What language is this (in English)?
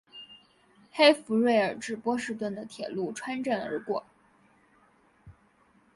Chinese